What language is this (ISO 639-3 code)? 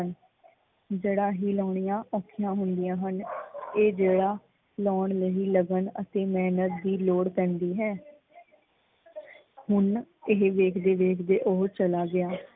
pan